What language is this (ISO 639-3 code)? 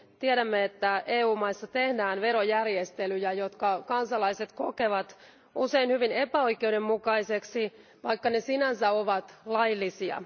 fin